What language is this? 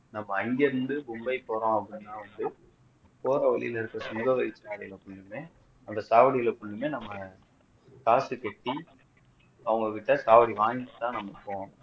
Tamil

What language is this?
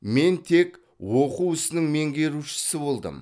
Kazakh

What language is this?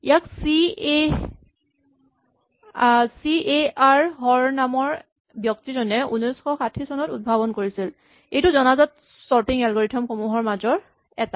Assamese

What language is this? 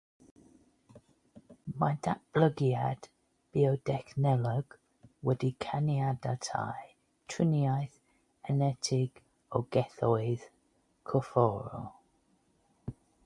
Welsh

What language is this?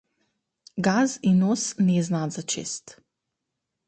Macedonian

